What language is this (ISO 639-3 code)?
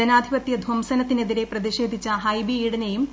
mal